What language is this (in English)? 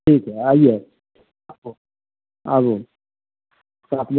Maithili